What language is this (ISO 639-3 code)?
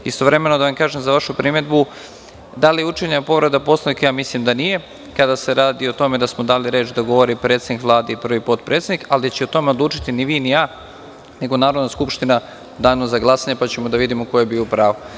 srp